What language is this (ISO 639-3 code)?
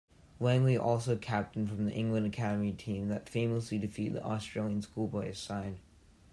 eng